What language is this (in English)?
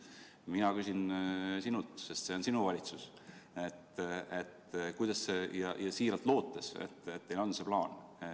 Estonian